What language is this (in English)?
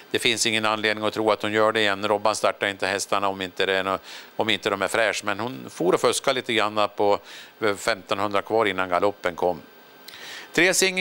Swedish